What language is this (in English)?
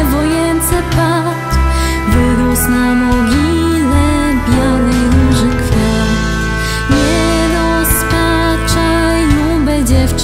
Polish